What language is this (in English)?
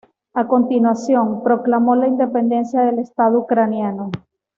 Spanish